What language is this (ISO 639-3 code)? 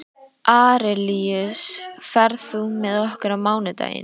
isl